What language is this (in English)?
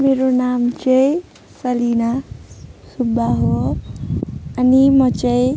Nepali